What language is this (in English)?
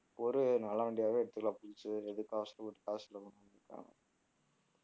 Tamil